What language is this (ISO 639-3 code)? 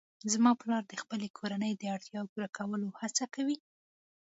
pus